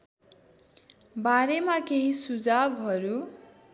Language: Nepali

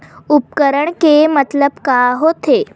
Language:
Chhattisgarhi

